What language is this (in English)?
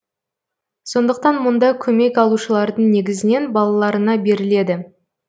Kazakh